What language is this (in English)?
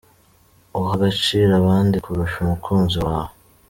Kinyarwanda